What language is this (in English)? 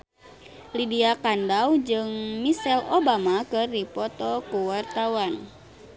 Sundanese